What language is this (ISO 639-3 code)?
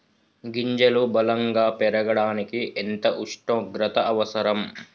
tel